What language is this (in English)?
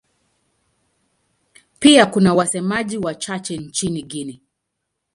Swahili